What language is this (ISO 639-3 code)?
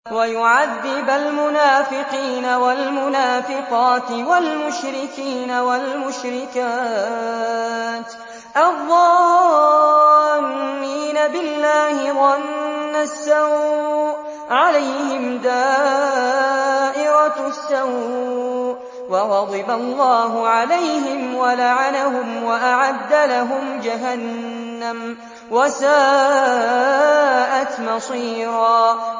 ara